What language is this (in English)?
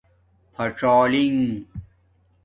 Domaaki